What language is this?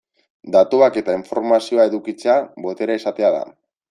Basque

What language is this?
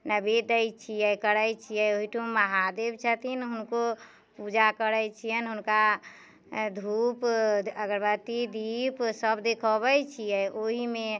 Maithili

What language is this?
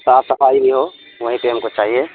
Urdu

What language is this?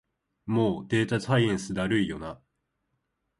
Japanese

